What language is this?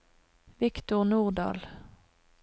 Norwegian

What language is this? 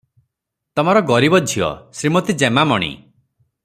Odia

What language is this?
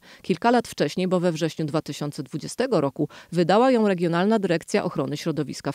Polish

